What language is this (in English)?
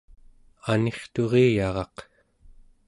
Central Yupik